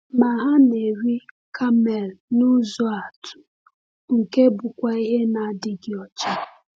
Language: Igbo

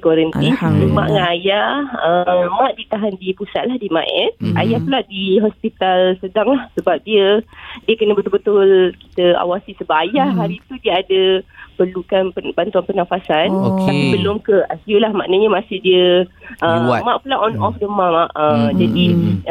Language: Malay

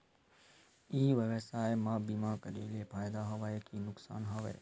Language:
Chhattisgarhi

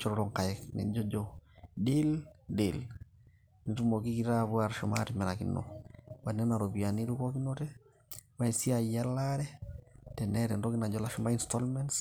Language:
Masai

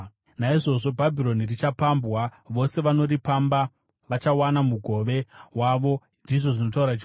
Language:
Shona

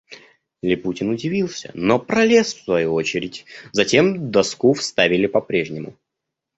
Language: Russian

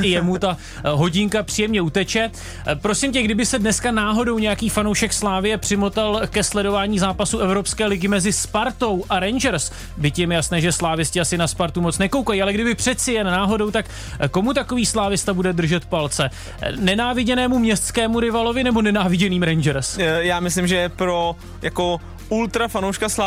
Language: Czech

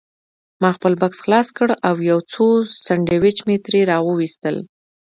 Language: Pashto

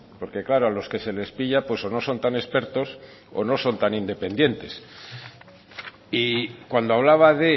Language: Spanish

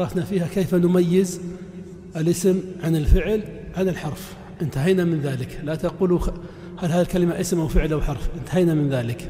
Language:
Arabic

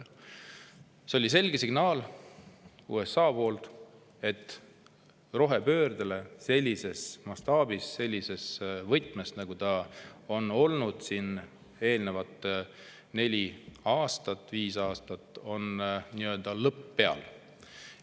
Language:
Estonian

